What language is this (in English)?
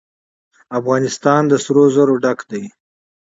Pashto